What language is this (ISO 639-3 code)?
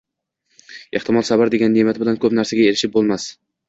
uzb